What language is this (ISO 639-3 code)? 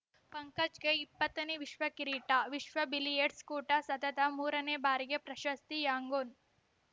kan